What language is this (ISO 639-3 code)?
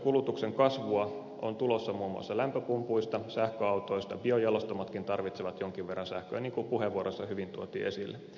fin